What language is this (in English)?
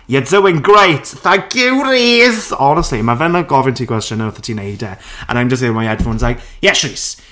Welsh